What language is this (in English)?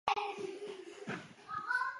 Chinese